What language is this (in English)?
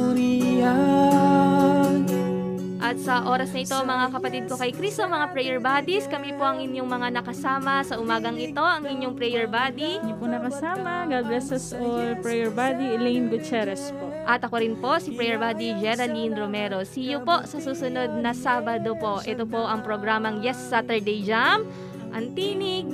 Filipino